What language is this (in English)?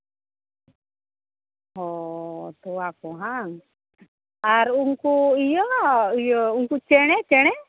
Santali